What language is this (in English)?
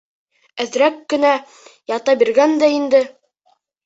Bashkir